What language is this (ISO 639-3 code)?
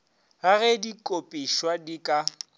nso